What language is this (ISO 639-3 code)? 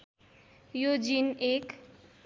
nep